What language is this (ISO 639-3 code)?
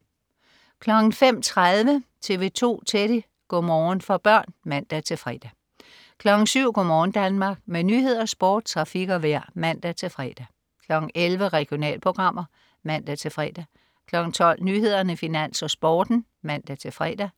dan